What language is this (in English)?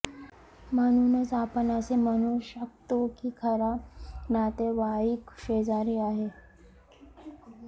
Marathi